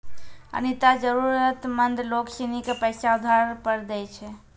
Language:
Maithili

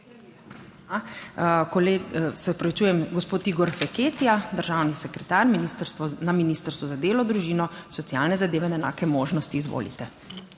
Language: Slovenian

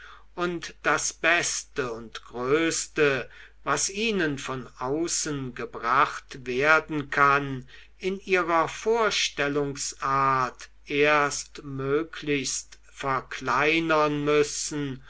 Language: German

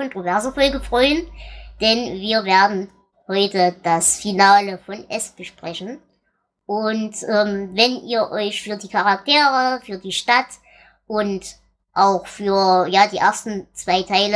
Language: German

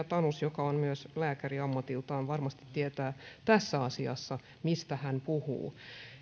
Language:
Finnish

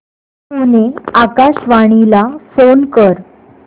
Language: Marathi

